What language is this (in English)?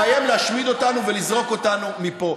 Hebrew